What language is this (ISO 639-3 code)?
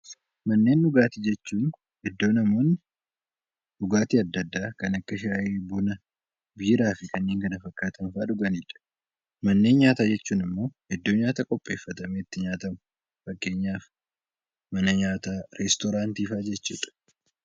orm